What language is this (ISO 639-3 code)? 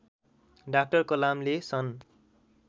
nep